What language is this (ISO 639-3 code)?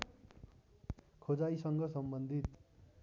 nep